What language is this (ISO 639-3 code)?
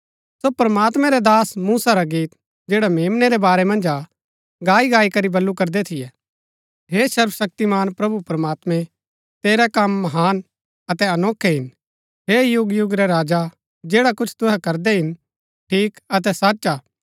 gbk